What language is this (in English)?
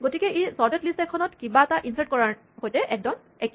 Assamese